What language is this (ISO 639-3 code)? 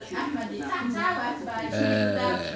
rus